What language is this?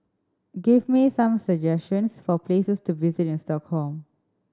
English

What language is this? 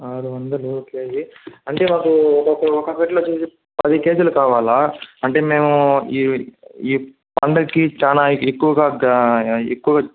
Telugu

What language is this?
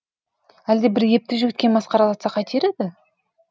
Kazakh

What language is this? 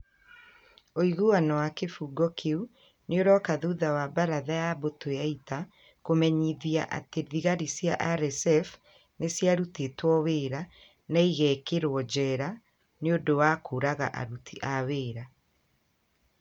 Kikuyu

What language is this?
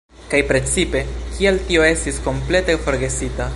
Esperanto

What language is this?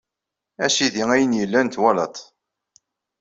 Kabyle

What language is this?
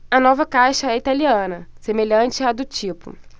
Portuguese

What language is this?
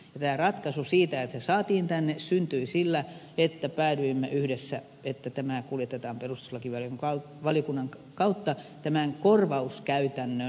Finnish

